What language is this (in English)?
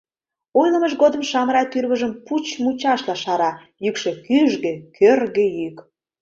Mari